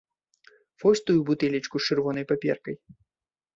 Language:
Belarusian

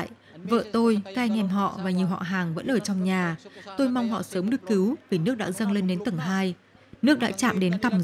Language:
Vietnamese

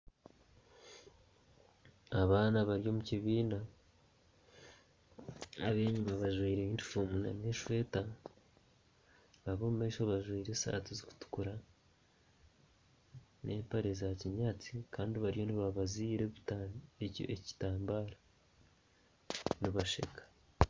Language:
Nyankole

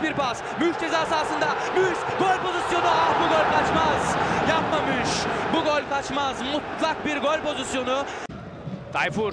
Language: Turkish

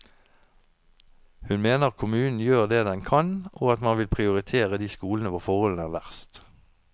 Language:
Norwegian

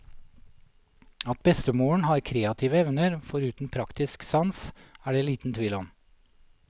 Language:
Norwegian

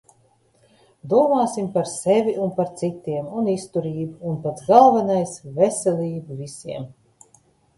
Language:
Latvian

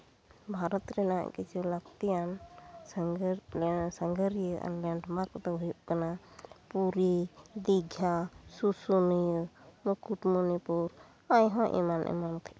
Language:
Santali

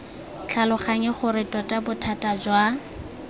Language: Tswana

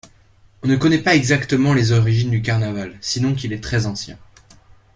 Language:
French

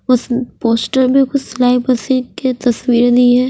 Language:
Hindi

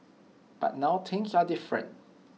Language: English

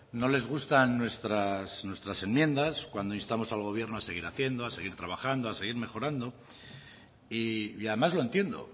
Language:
Spanish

